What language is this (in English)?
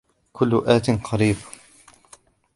Arabic